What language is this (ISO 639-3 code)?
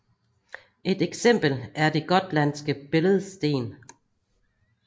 dan